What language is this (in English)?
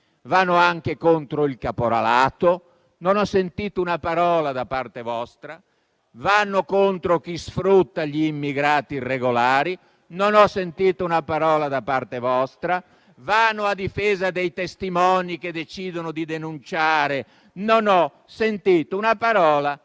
Italian